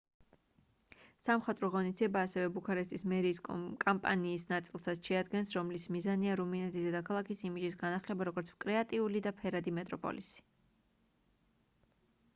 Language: Georgian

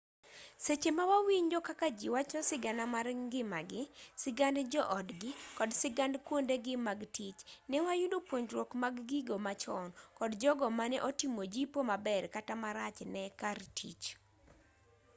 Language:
Luo (Kenya and Tanzania)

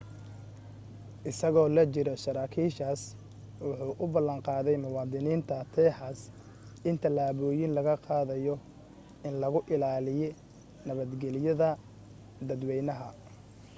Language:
Somali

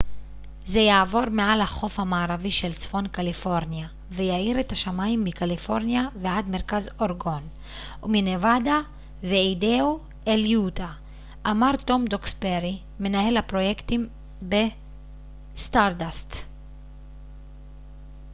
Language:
Hebrew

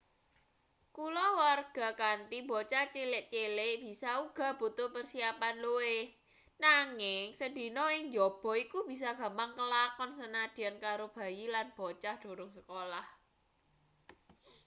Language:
Javanese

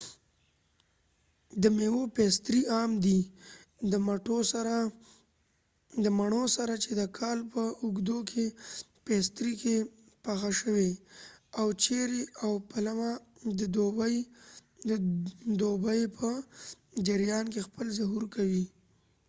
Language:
Pashto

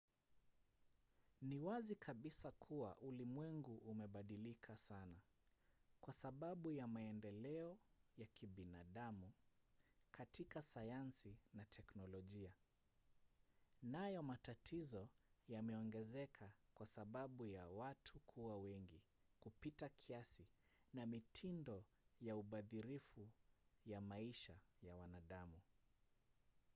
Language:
Swahili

